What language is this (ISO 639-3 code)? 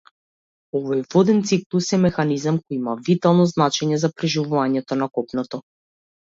mkd